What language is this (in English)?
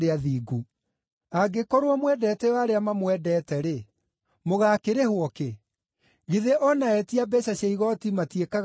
Kikuyu